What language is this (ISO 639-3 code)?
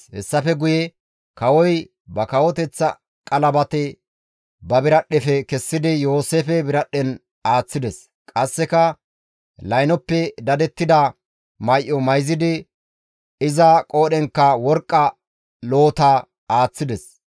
gmv